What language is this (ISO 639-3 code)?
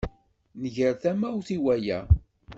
kab